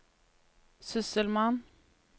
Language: Norwegian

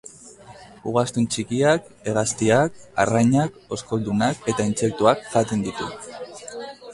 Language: Basque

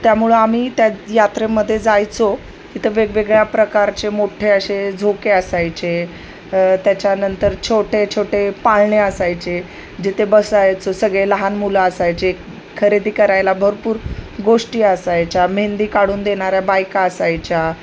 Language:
Marathi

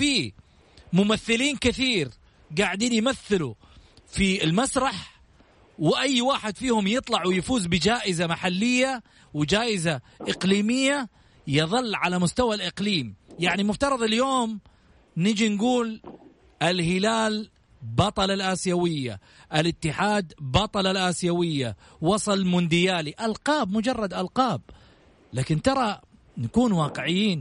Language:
Arabic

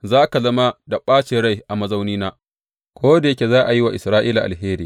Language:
Hausa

